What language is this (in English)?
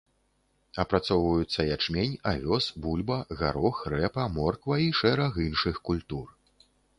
Belarusian